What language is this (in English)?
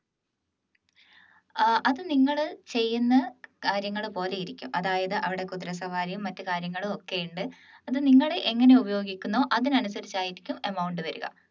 Malayalam